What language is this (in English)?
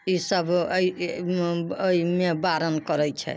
Maithili